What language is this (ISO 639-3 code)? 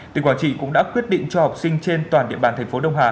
vie